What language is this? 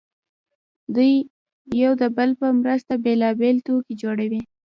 Pashto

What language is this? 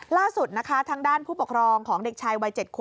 Thai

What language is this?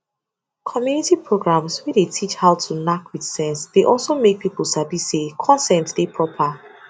Nigerian Pidgin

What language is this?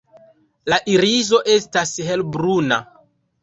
Esperanto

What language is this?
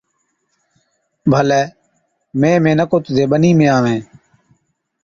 Od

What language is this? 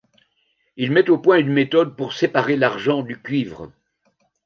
French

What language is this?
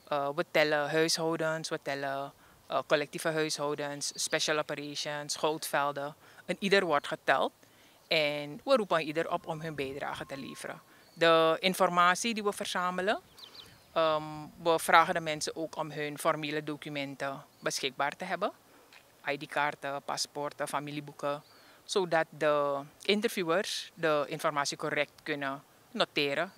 Dutch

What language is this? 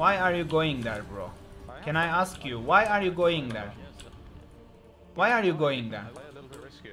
Turkish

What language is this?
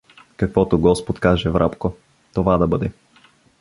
Bulgarian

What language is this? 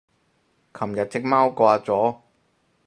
Cantonese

